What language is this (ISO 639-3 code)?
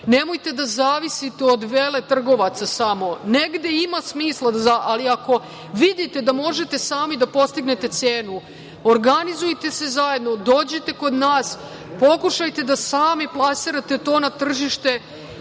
srp